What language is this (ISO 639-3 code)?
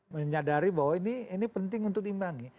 ind